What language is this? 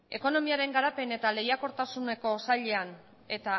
Basque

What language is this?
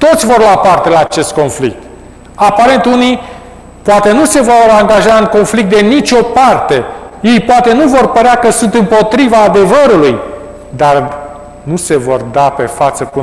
Romanian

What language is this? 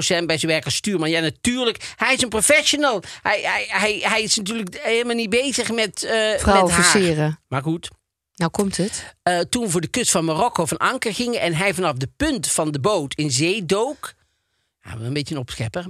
Dutch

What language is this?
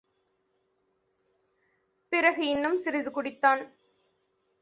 Tamil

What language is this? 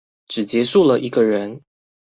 Chinese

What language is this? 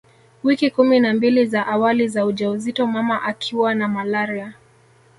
Swahili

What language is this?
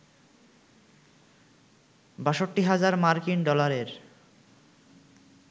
Bangla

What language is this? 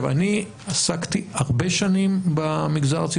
Hebrew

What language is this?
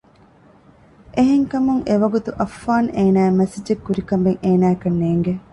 Divehi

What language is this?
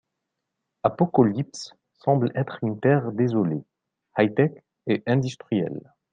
French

